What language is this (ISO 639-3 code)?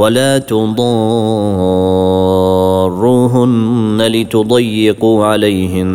ara